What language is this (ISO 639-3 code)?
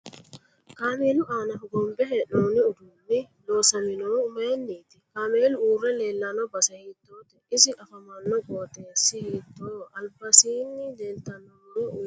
sid